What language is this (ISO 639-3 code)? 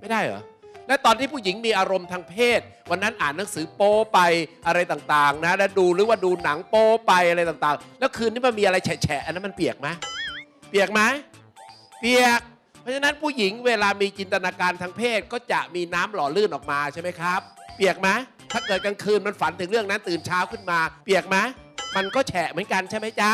tha